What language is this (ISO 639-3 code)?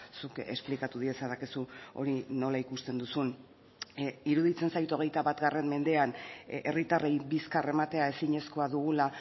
eus